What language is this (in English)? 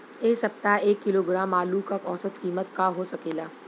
Bhojpuri